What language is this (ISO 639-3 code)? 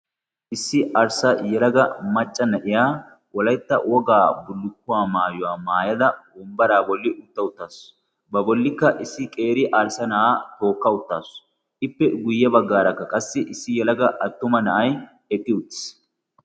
wal